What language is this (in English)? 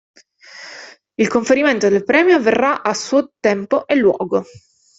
Italian